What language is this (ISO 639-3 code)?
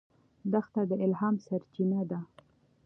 pus